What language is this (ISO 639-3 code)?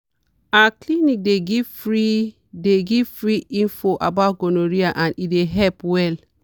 pcm